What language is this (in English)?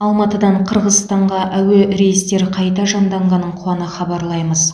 Kazakh